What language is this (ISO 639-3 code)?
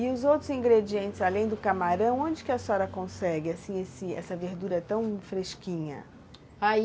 por